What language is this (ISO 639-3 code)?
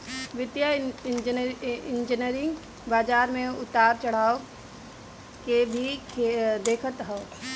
bho